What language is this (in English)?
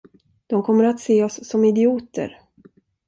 Swedish